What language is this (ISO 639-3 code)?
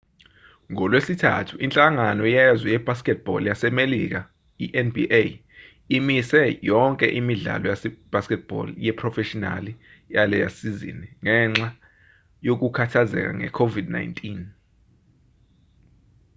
zul